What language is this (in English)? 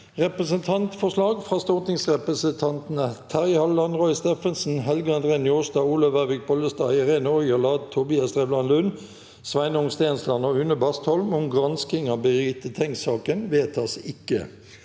Norwegian